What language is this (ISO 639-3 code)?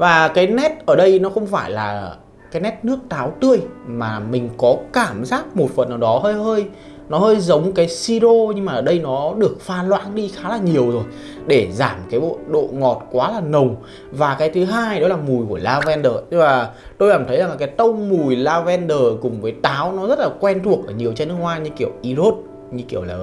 vie